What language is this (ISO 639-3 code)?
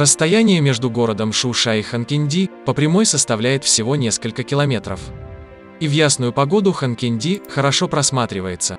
rus